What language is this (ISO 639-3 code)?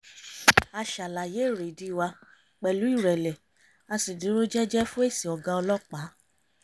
yor